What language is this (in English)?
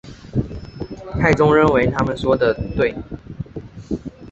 Chinese